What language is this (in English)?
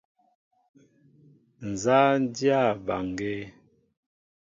Mbo (Cameroon)